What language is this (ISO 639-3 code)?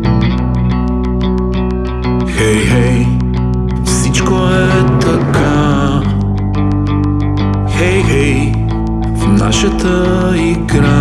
bul